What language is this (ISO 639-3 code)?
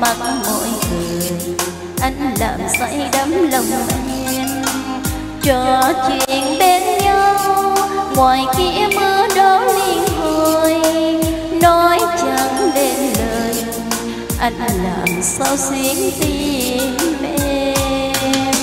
vie